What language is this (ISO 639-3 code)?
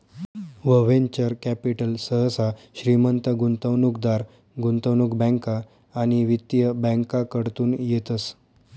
mar